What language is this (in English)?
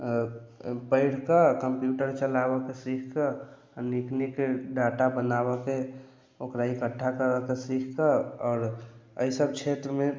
Maithili